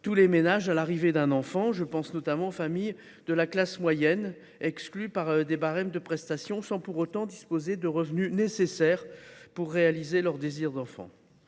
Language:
French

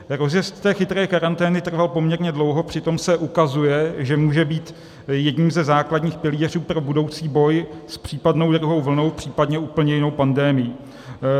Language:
Czech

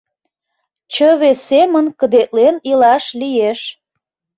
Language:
Mari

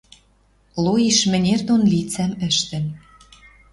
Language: Western Mari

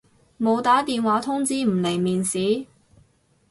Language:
Cantonese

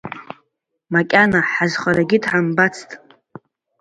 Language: Abkhazian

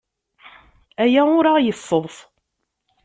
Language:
Kabyle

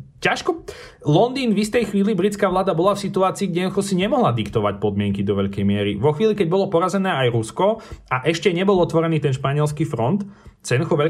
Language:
Slovak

